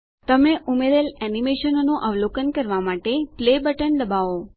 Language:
Gujarati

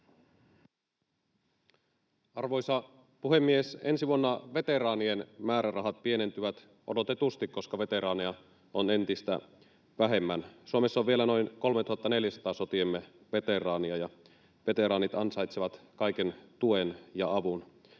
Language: Finnish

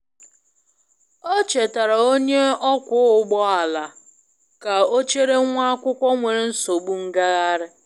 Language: Igbo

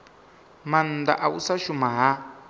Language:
Venda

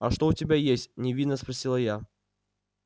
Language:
Russian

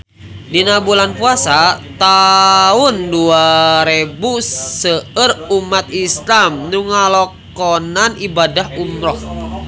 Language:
Sundanese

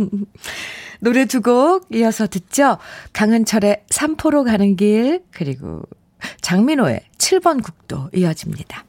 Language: Korean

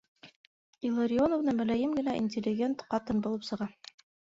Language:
Bashkir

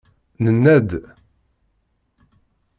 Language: Kabyle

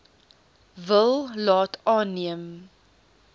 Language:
Afrikaans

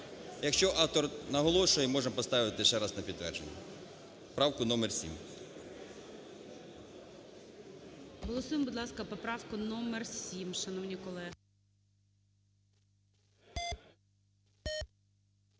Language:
Ukrainian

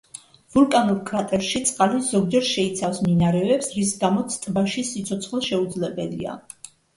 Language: Georgian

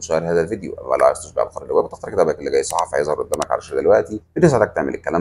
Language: Arabic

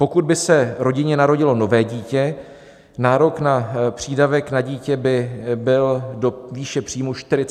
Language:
Czech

